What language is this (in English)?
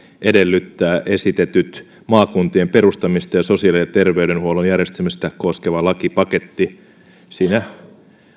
Finnish